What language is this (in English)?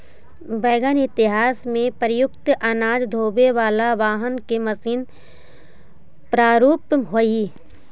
Magahi